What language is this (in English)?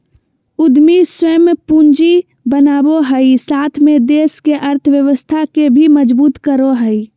Magahi